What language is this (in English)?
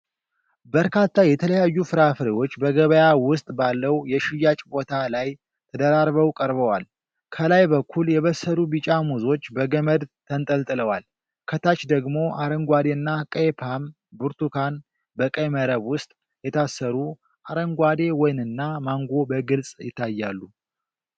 Amharic